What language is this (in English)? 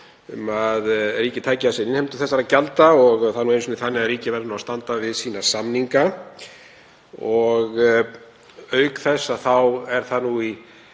Icelandic